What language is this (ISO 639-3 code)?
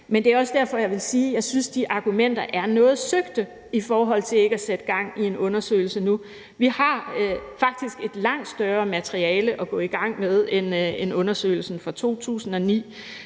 dan